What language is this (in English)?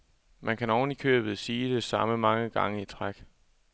Danish